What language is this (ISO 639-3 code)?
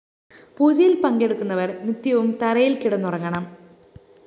mal